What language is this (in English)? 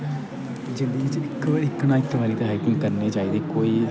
Dogri